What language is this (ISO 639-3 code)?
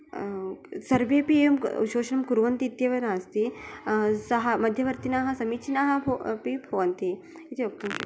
san